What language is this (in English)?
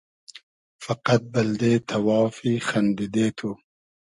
Hazaragi